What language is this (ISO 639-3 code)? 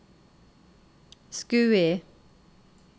nor